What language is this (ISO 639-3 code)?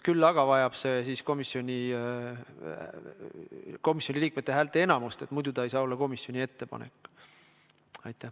est